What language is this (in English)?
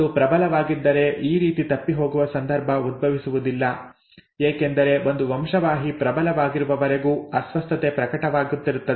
Kannada